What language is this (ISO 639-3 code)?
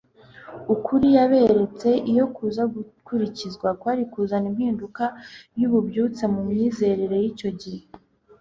kin